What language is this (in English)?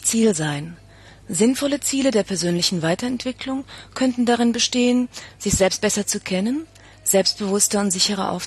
German